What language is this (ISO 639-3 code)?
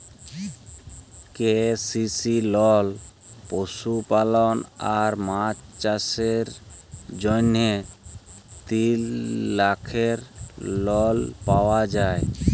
ben